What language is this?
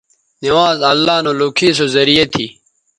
Bateri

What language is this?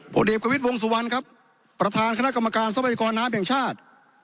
Thai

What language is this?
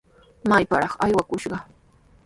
Sihuas Ancash Quechua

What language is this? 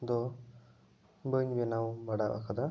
Santali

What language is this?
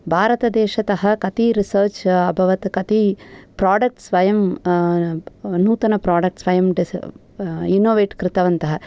Sanskrit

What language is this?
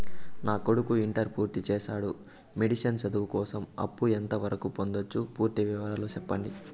Telugu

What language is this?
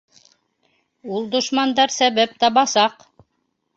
Bashkir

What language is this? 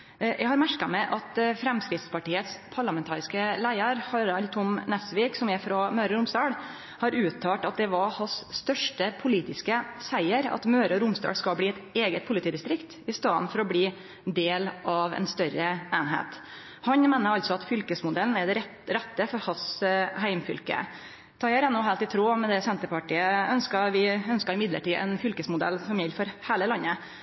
Norwegian Nynorsk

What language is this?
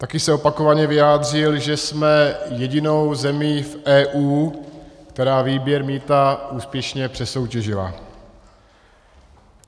Czech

